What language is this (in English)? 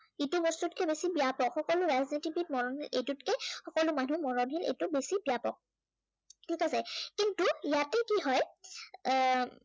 Assamese